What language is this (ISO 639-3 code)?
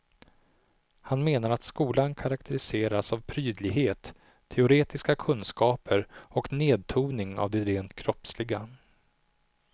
swe